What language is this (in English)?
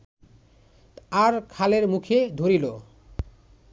Bangla